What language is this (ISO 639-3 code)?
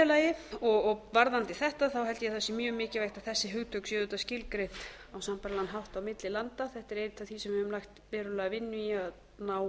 isl